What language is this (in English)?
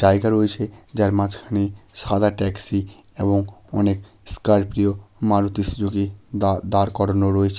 Bangla